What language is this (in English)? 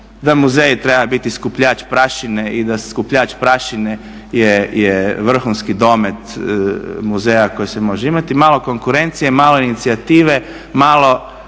Croatian